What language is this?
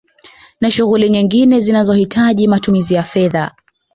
Swahili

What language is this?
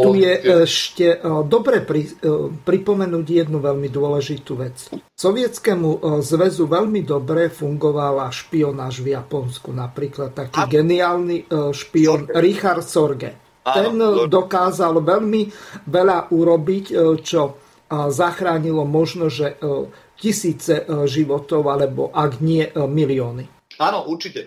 Slovak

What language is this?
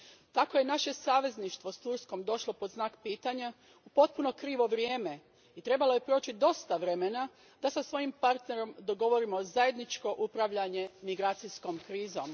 Croatian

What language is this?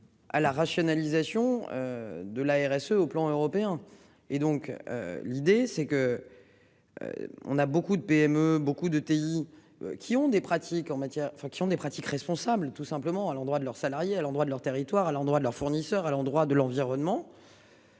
French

